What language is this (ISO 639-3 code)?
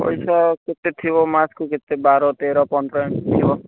ori